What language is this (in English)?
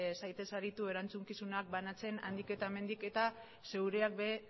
Basque